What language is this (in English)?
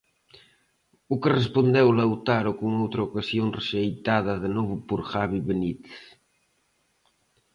Galician